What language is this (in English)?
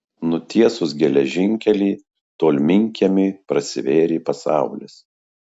Lithuanian